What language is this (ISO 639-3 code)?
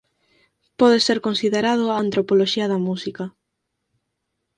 glg